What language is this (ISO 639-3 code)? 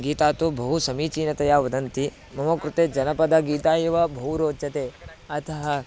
san